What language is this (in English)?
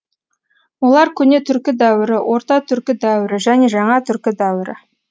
Kazakh